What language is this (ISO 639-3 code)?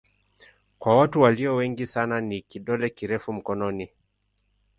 swa